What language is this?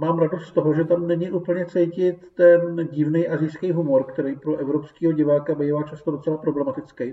Czech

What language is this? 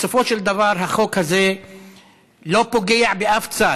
Hebrew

